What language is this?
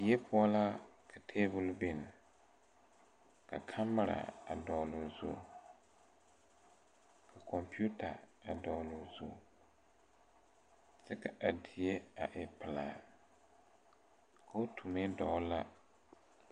Southern Dagaare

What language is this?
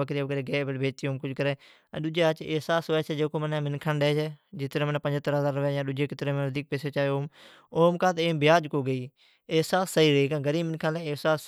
Od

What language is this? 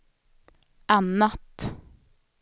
Swedish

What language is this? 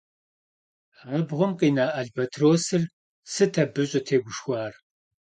Kabardian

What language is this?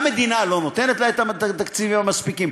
Hebrew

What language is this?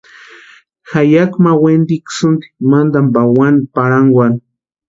Western Highland Purepecha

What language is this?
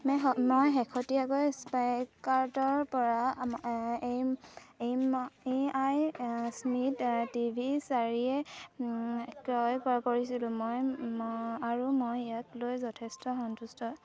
Assamese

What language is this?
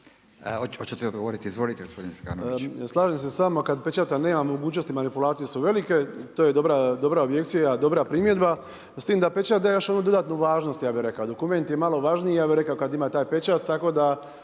Croatian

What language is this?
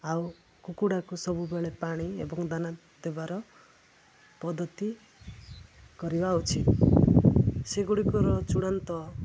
Odia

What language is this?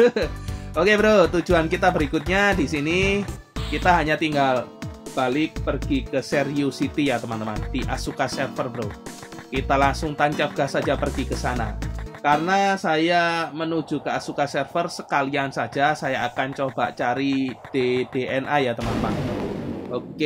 Indonesian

